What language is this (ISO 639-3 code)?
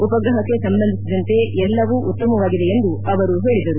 kan